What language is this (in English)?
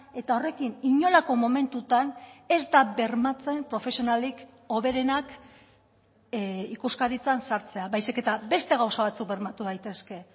Basque